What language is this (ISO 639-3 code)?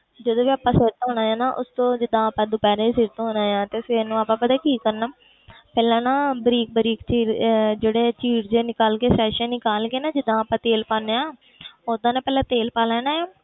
pan